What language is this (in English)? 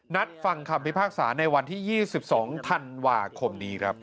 Thai